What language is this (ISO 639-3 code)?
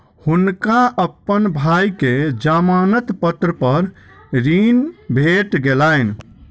mai